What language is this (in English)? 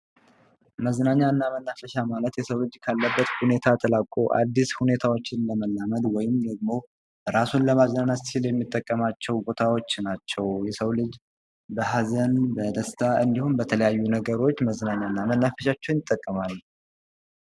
Amharic